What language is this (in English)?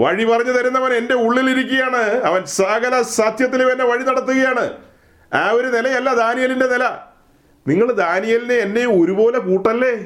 Malayalam